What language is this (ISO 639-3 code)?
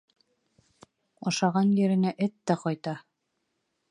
bak